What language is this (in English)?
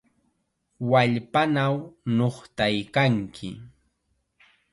Chiquián Ancash Quechua